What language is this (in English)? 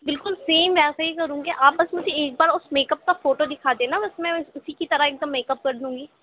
Urdu